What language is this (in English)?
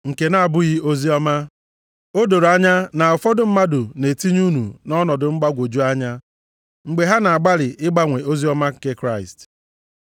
Igbo